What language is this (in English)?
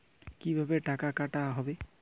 Bangla